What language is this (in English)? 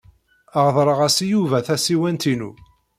Kabyle